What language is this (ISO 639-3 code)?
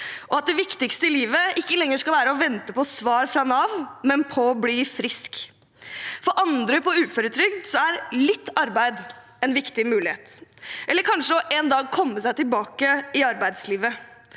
nor